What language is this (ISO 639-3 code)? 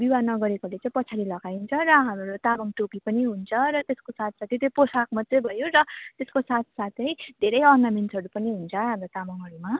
nep